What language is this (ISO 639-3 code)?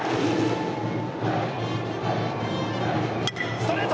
jpn